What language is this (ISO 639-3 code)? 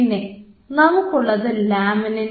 mal